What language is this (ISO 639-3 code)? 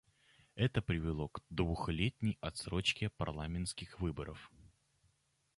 rus